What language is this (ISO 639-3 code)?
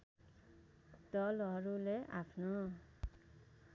nep